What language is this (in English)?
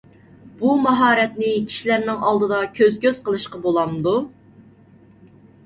Uyghur